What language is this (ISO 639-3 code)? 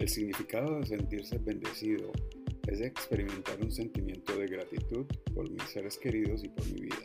spa